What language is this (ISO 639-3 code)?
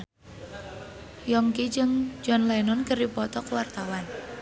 sun